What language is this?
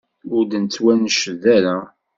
Kabyle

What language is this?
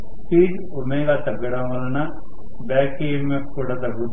Telugu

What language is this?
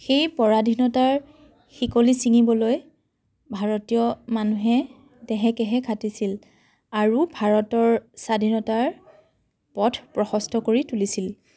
Assamese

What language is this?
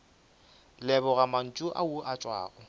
Northern Sotho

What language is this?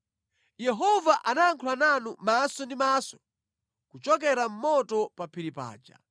Nyanja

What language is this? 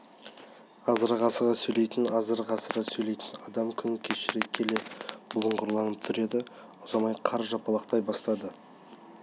Kazakh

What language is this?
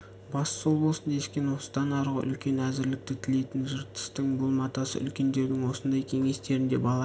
Kazakh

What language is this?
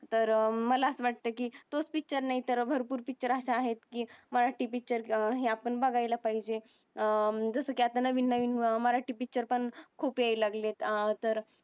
Marathi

